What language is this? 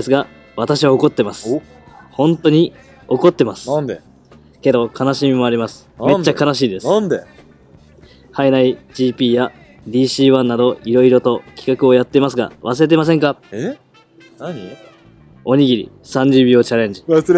Japanese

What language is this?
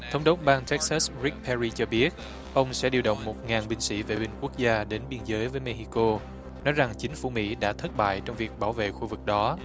Vietnamese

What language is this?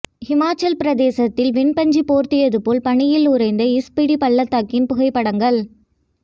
Tamil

